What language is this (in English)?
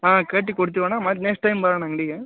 Kannada